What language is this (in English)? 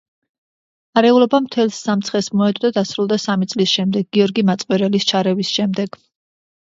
Georgian